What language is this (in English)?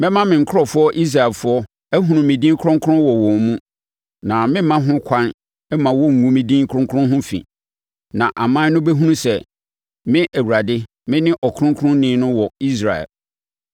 Akan